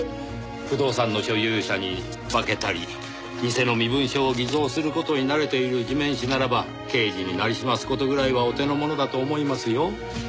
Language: Japanese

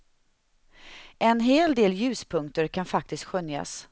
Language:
Swedish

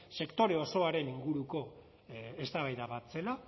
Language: Basque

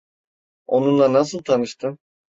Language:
Turkish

